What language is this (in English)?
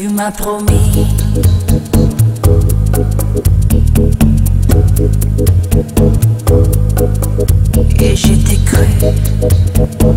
French